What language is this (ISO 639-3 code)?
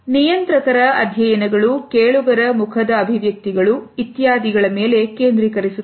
kan